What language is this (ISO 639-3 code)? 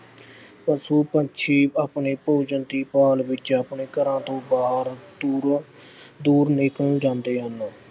pan